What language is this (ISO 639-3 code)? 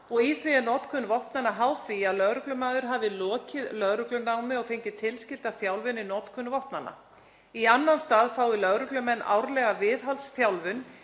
isl